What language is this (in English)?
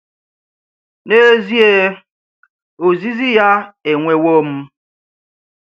Igbo